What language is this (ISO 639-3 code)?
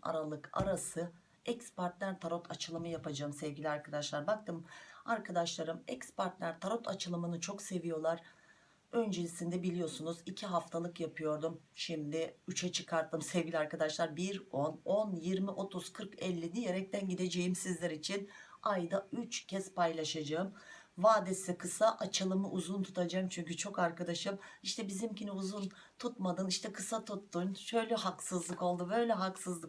tur